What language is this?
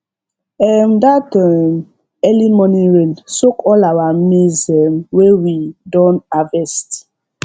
Nigerian Pidgin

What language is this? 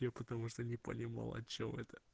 Russian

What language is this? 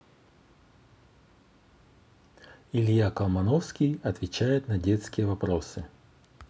Russian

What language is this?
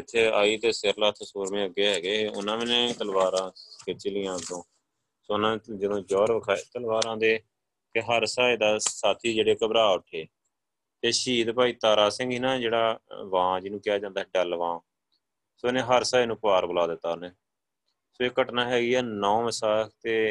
Punjabi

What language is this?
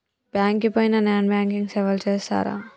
Telugu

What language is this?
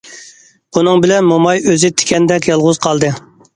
Uyghur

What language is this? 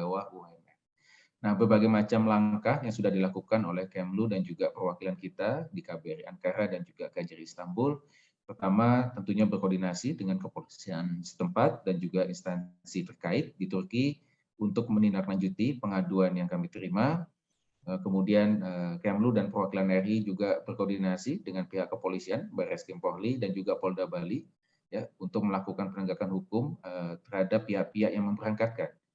Indonesian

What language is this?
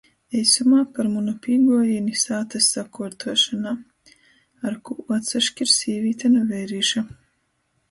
Latgalian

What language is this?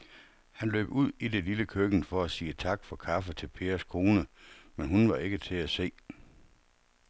Danish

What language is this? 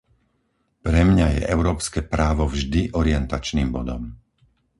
Slovak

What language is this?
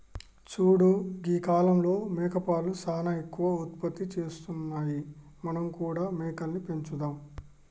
Telugu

